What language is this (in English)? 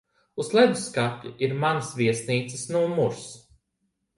Latvian